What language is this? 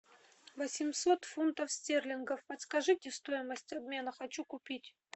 Russian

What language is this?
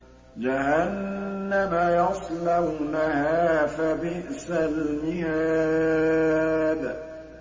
Arabic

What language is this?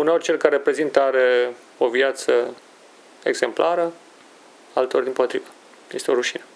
Romanian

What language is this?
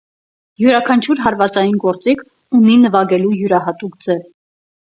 Armenian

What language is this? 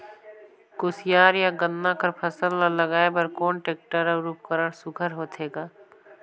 Chhattisgarhi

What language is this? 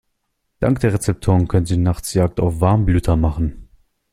German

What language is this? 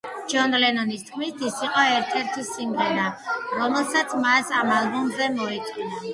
Georgian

